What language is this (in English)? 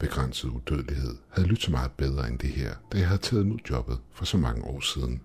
Danish